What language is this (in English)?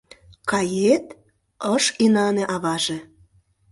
Mari